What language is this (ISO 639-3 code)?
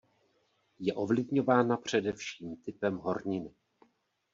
ces